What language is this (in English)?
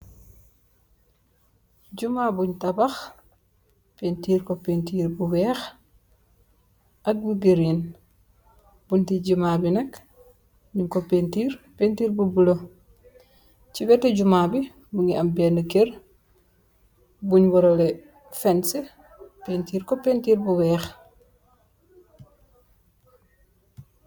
Wolof